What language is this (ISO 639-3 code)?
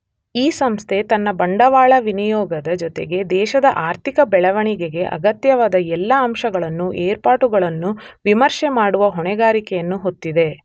kan